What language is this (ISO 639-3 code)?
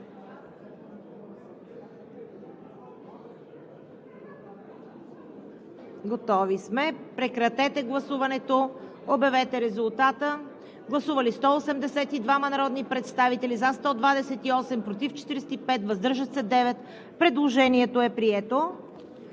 bul